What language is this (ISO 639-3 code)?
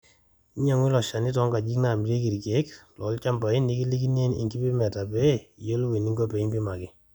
mas